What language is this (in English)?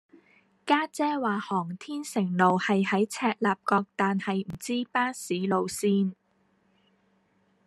Cantonese